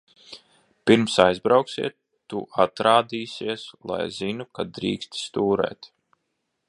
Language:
Latvian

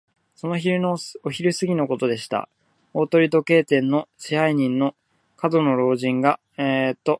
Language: Japanese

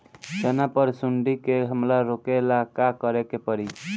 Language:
Bhojpuri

